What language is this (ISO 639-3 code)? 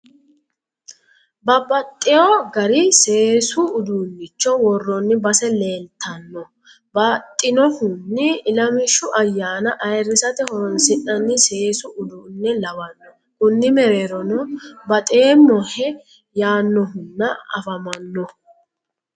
sid